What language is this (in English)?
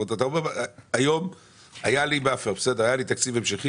Hebrew